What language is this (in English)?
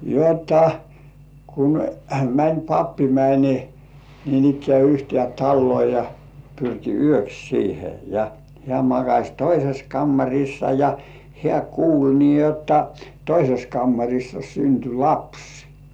Finnish